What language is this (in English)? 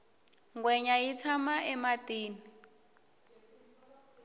Tsonga